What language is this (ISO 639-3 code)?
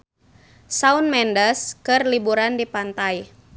sun